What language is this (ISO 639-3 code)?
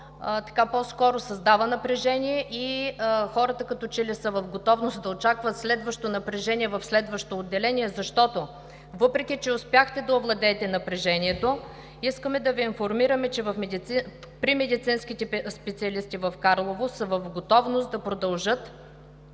bul